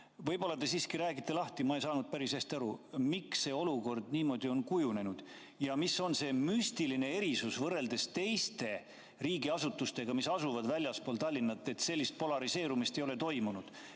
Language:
Estonian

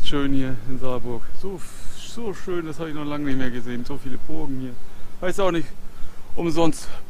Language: German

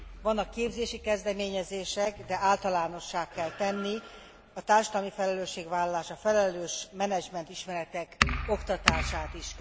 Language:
Hungarian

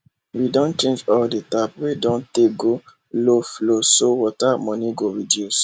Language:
Nigerian Pidgin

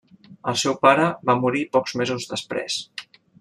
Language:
Catalan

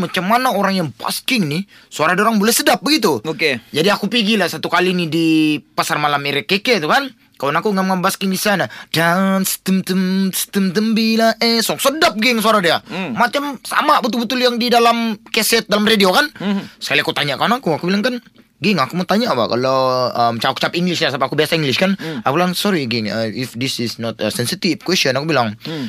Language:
Malay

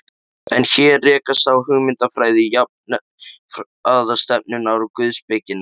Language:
Icelandic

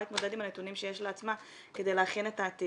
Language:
Hebrew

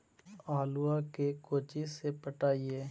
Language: Magahi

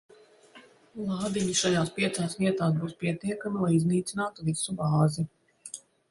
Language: Latvian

